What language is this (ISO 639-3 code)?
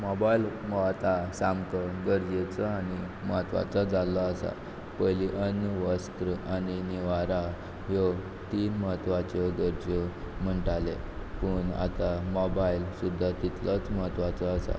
kok